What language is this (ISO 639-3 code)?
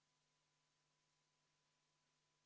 est